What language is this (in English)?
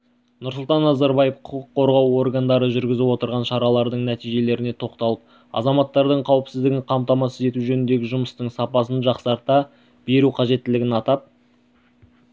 Kazakh